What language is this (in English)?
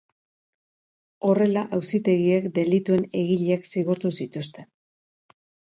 Basque